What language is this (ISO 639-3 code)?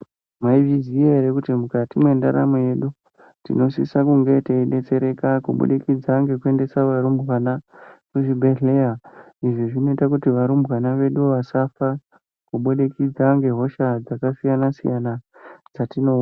ndc